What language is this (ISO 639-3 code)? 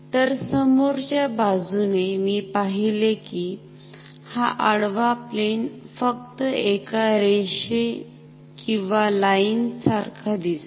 mar